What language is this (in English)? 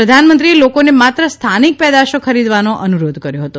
Gujarati